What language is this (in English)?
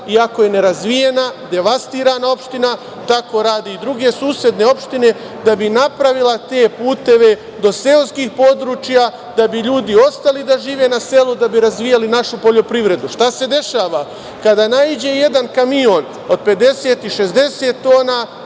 Serbian